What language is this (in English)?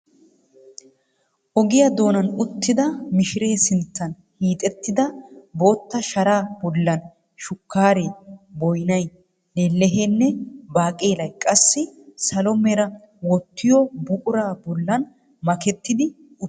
Wolaytta